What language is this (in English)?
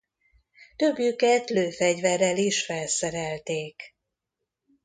Hungarian